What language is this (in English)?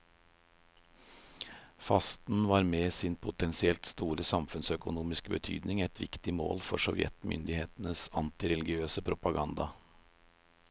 Norwegian